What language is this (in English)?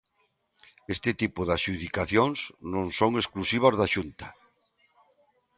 Galician